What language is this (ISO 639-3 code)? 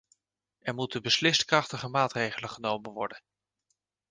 nld